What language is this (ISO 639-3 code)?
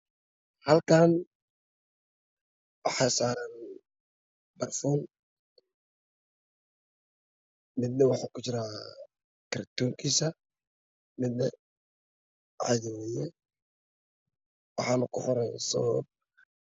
som